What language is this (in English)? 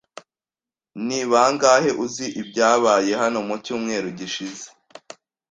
Kinyarwanda